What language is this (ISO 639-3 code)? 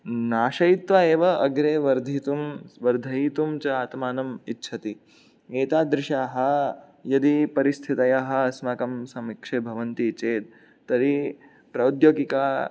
san